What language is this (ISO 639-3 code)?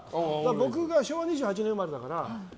jpn